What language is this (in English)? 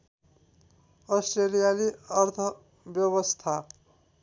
Nepali